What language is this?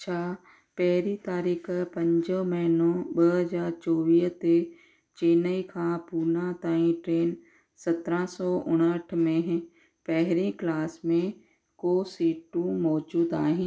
Sindhi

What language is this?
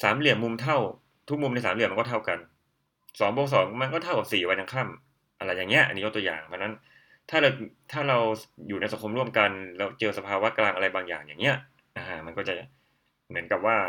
Thai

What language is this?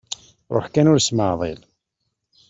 Kabyle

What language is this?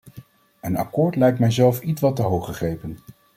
Dutch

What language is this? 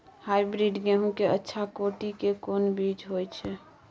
Maithili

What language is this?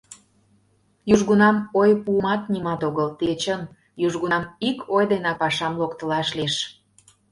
Mari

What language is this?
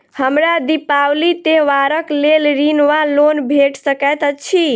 Maithili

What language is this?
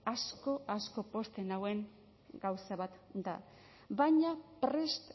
Basque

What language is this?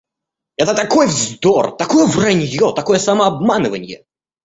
Russian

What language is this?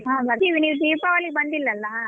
Kannada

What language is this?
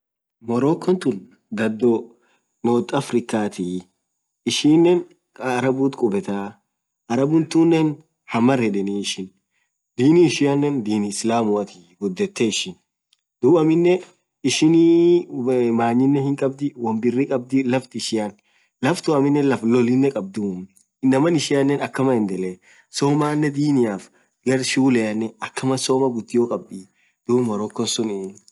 Orma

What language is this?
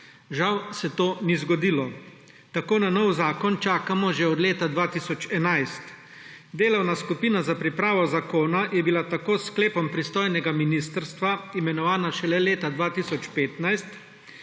Slovenian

